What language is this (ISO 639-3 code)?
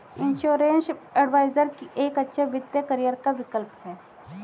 hin